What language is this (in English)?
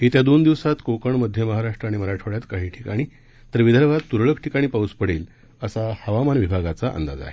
Marathi